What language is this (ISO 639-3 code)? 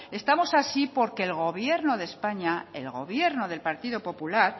spa